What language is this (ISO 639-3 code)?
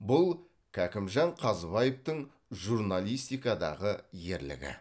kaz